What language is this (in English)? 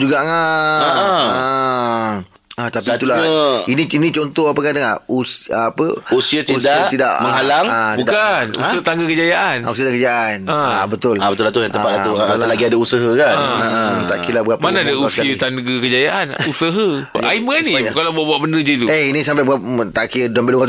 Malay